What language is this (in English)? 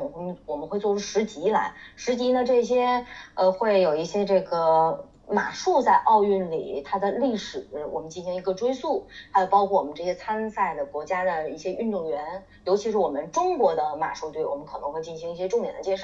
Chinese